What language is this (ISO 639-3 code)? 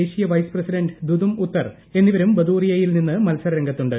mal